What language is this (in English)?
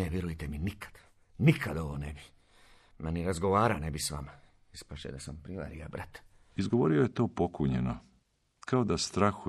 Croatian